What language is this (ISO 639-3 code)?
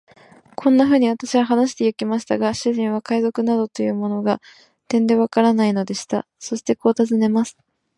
jpn